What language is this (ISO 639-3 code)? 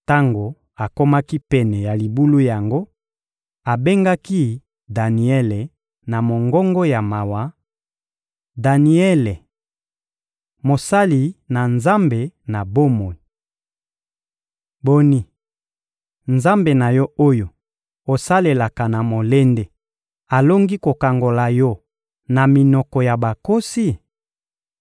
lin